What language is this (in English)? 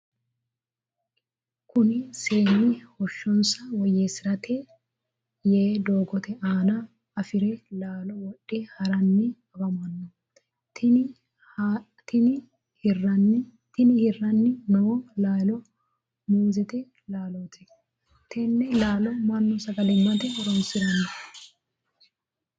Sidamo